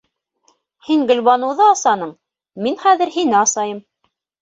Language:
Bashkir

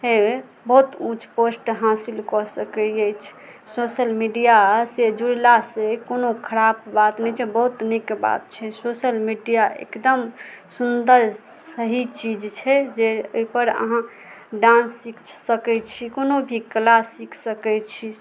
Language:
Maithili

